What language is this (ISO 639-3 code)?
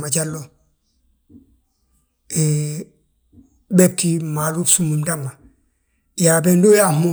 bjt